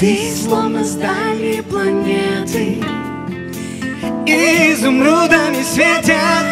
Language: Latvian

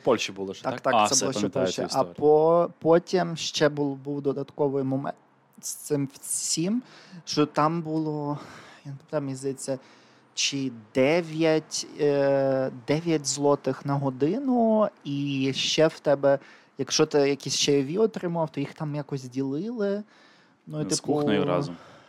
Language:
Ukrainian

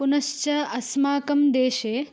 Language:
Sanskrit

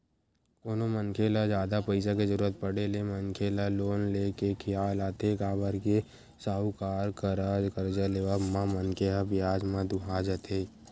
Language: Chhattisgarhi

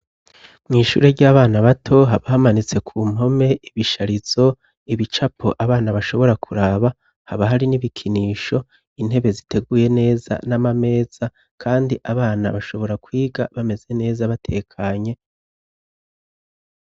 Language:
Rundi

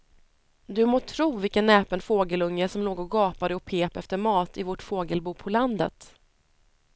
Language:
Swedish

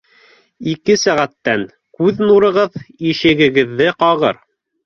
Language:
Bashkir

